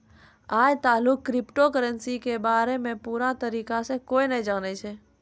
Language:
Maithili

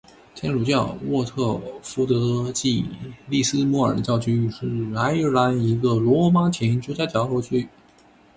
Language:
Chinese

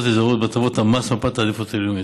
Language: Hebrew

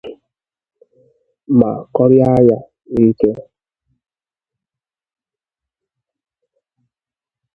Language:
Igbo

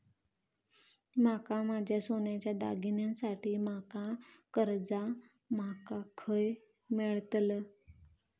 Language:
Marathi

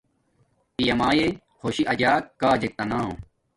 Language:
Domaaki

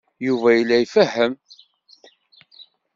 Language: Kabyle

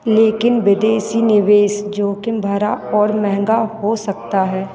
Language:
Hindi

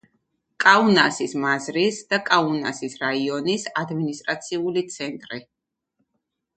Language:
Georgian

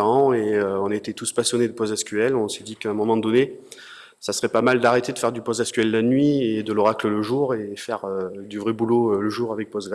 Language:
French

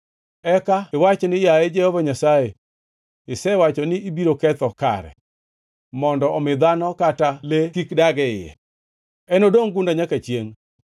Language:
Luo (Kenya and Tanzania)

